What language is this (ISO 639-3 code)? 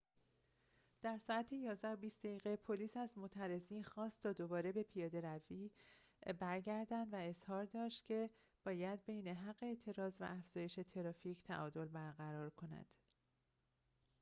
fas